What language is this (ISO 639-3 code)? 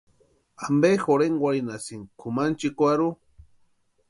pua